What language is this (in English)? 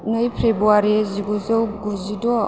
Bodo